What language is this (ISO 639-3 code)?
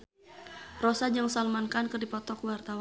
sun